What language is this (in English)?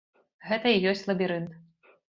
Belarusian